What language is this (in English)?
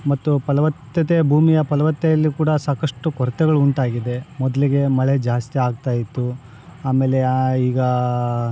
Kannada